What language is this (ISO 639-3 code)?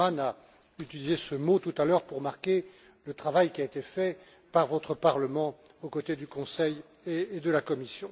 fra